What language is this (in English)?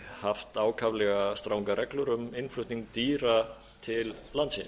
Icelandic